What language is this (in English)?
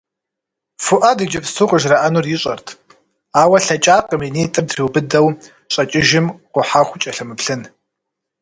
Kabardian